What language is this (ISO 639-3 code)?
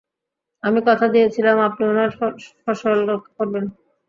ben